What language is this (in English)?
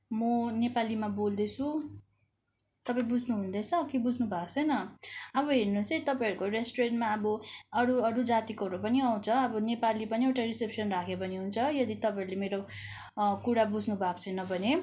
Nepali